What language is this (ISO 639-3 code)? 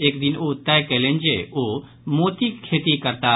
mai